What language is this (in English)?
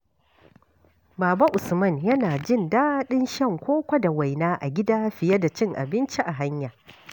Hausa